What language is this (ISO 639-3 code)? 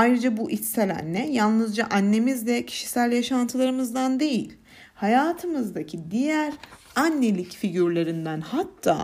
tur